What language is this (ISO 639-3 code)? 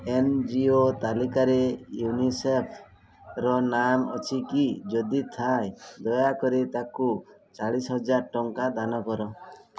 ori